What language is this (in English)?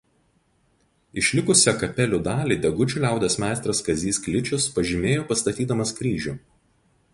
Lithuanian